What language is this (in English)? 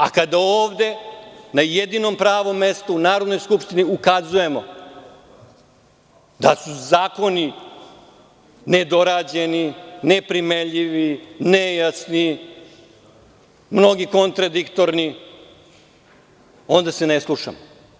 Serbian